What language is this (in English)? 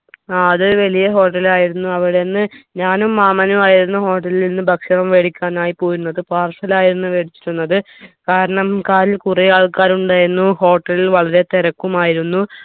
Malayalam